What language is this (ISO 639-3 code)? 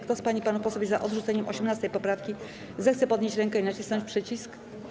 pol